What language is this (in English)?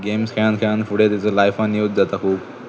Konkani